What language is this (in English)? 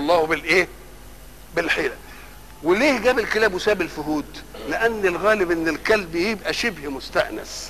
Arabic